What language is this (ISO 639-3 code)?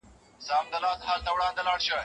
pus